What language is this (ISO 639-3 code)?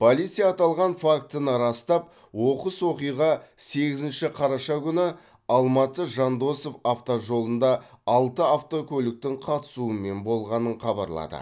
kaz